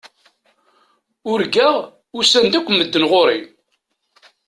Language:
Kabyle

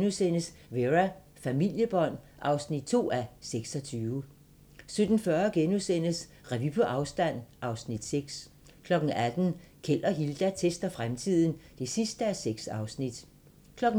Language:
Danish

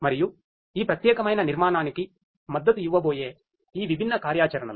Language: Telugu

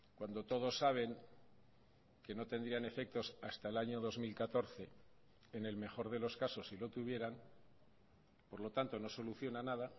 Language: Spanish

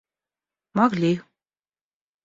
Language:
Russian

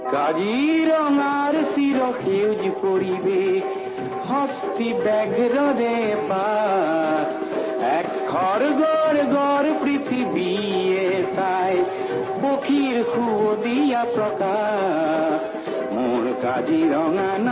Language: Odia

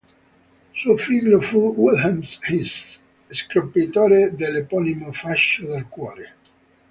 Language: Italian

